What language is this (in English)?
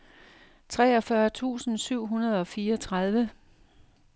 Danish